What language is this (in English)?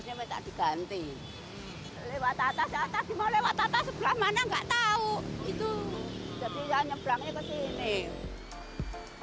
Indonesian